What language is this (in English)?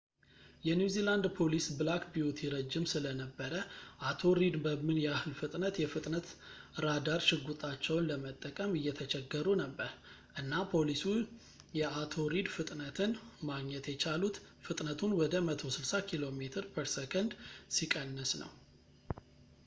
Amharic